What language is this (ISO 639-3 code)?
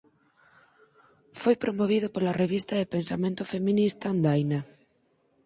glg